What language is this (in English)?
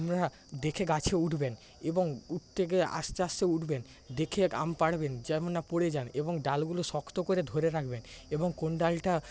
Bangla